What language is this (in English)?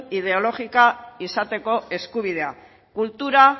Basque